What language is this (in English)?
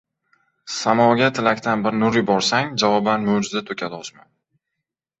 Uzbek